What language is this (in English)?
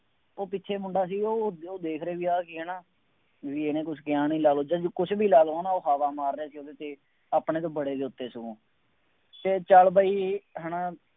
Punjabi